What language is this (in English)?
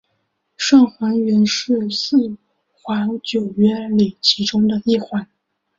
Chinese